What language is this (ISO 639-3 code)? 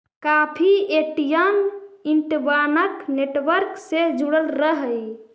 mag